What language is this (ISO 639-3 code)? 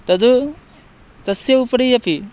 san